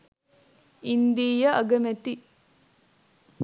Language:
Sinhala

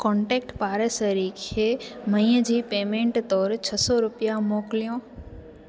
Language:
Sindhi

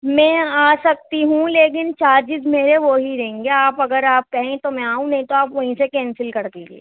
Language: Urdu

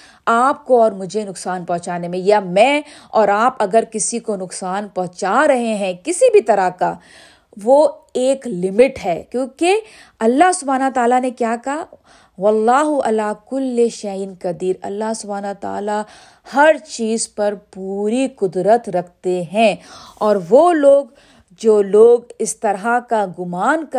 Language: Urdu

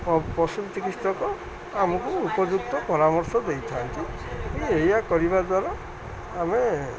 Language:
Odia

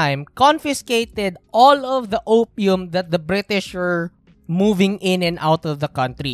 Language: Filipino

